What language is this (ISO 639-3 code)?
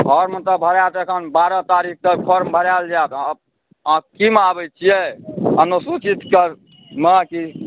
mai